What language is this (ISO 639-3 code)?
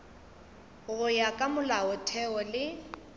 nso